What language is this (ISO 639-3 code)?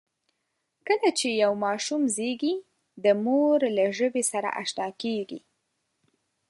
pus